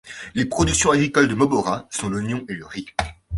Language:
French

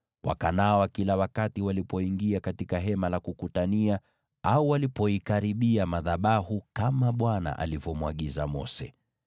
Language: Swahili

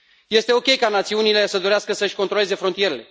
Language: Romanian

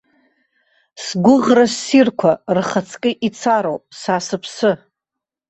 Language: Abkhazian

